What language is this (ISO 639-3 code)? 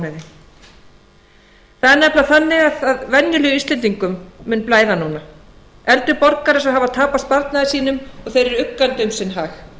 isl